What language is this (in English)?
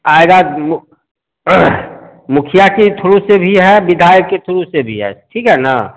Hindi